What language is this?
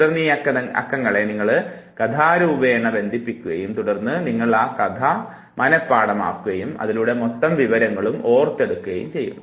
Malayalam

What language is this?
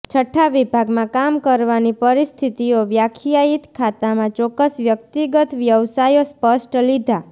Gujarati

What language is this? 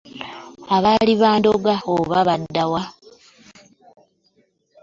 Ganda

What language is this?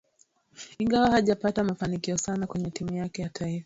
Swahili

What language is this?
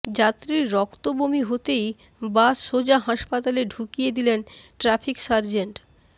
Bangla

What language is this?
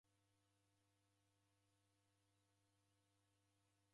Taita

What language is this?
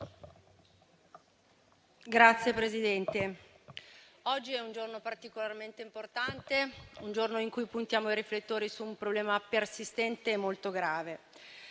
Italian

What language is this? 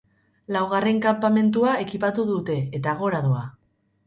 Basque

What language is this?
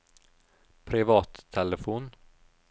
Norwegian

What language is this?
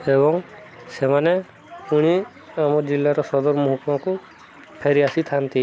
Odia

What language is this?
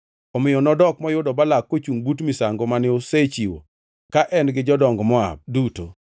Luo (Kenya and Tanzania)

